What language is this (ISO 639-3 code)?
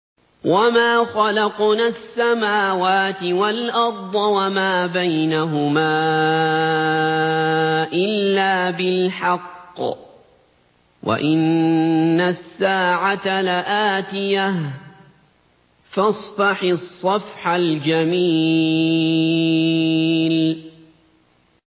ara